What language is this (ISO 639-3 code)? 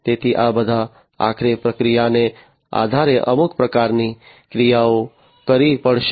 guj